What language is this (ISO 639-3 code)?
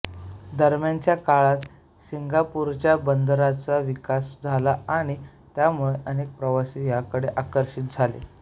mar